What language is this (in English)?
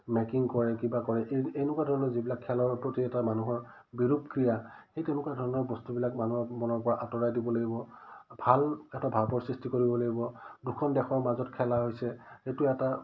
Assamese